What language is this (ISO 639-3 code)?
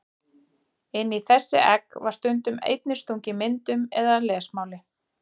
isl